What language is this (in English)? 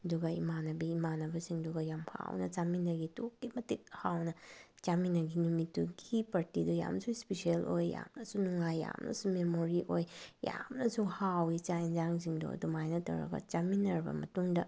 Manipuri